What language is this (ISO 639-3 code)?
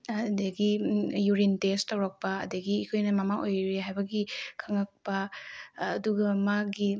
mni